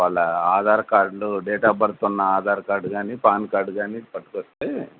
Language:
Telugu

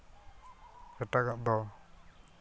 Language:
Santali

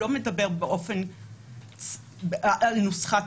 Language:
Hebrew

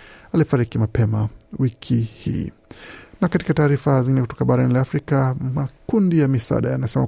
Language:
Swahili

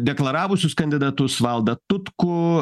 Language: Lithuanian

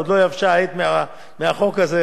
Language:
Hebrew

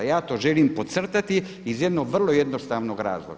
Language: Croatian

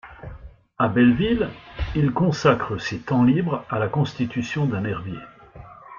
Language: French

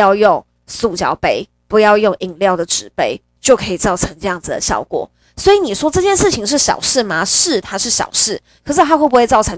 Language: Chinese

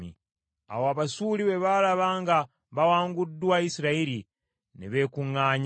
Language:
Ganda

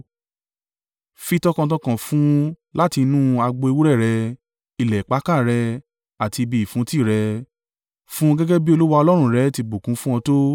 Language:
Yoruba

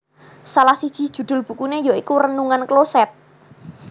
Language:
Javanese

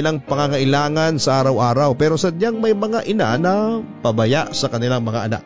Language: Filipino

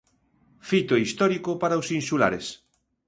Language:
Galician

